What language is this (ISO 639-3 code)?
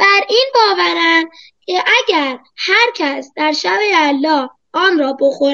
fas